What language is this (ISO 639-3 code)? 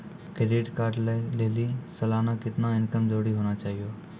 mai